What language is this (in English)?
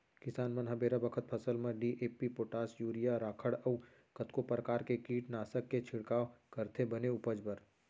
Chhattisgarhi